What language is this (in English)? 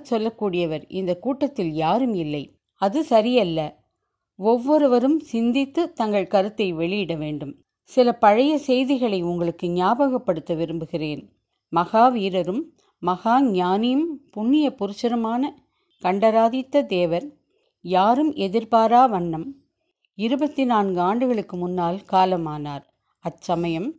Tamil